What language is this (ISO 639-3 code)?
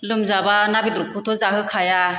brx